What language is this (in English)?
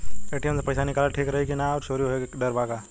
Bhojpuri